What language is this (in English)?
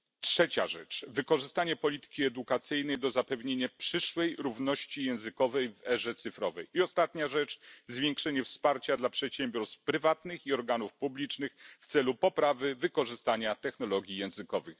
Polish